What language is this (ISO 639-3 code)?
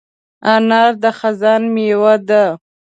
pus